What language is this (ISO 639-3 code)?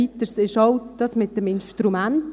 gsw